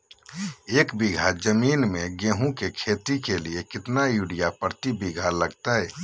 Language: Magahi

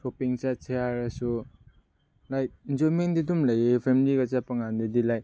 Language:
Manipuri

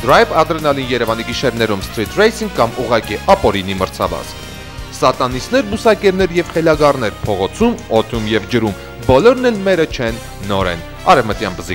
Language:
Turkish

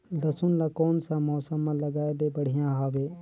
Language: Chhattisgarhi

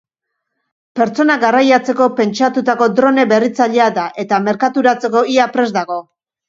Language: Basque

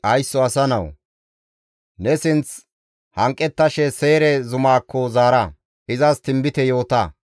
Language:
Gamo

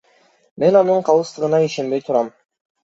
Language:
Kyrgyz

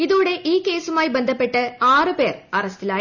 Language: Malayalam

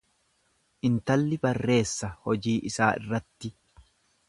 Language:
Oromo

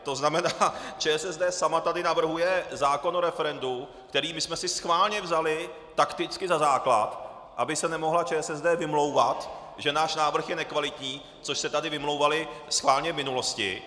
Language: Czech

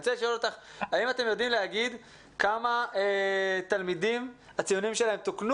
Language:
Hebrew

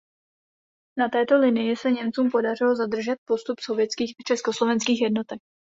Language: Czech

